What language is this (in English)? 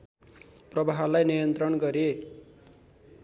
Nepali